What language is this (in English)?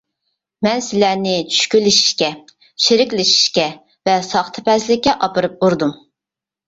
Uyghur